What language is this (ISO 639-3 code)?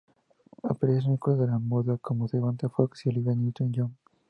spa